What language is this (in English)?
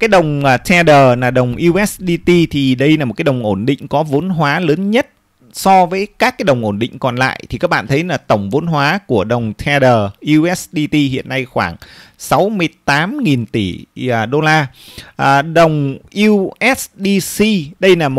Vietnamese